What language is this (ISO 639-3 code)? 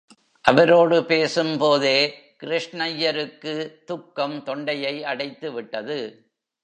tam